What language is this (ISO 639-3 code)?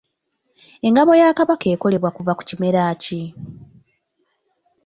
lug